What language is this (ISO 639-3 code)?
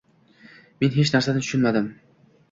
uzb